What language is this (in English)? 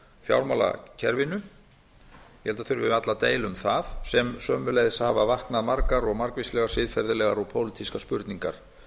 Icelandic